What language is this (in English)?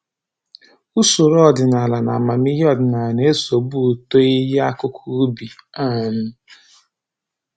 Igbo